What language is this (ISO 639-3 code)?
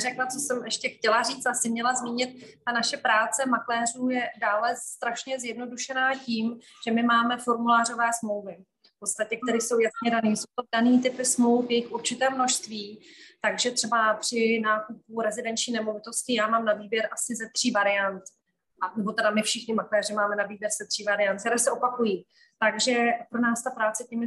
ces